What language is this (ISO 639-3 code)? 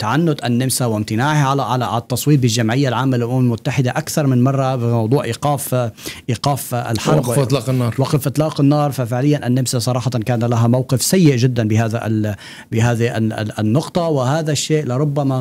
ara